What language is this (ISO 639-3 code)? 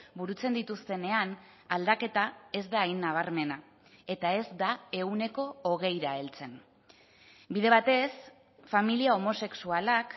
eus